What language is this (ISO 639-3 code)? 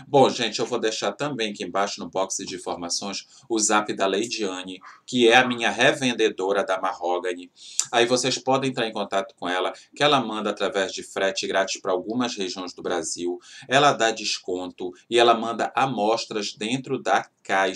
por